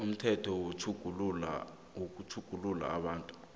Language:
South Ndebele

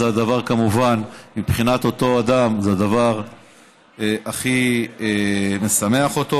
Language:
Hebrew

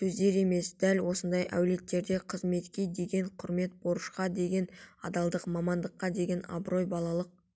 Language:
Kazakh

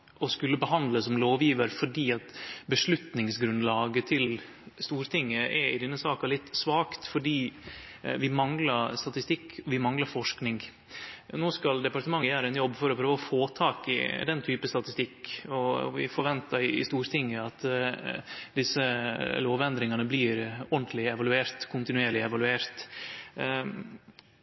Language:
Norwegian Nynorsk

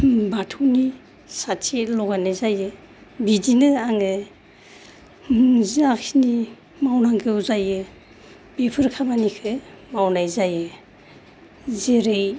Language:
Bodo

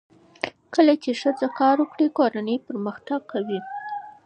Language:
Pashto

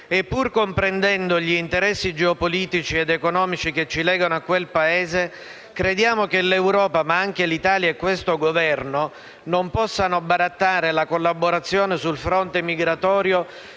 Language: Italian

